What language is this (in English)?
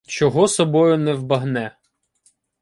Ukrainian